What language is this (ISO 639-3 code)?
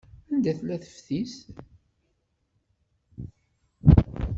kab